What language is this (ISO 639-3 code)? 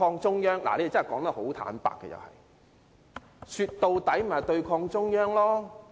yue